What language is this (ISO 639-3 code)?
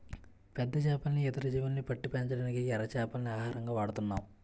tel